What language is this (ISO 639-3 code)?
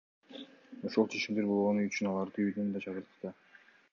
kir